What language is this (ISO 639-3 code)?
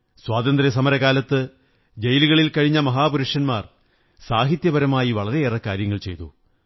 mal